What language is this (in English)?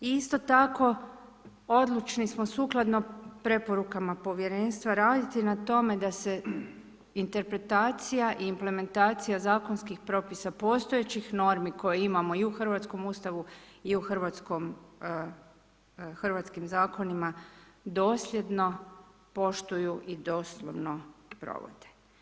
Croatian